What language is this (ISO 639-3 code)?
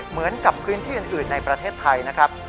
tha